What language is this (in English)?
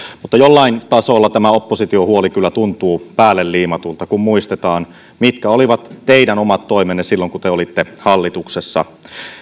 Finnish